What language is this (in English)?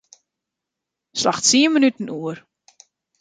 Western Frisian